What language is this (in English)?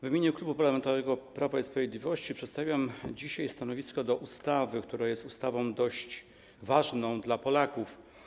Polish